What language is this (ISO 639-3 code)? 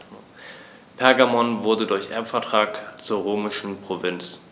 deu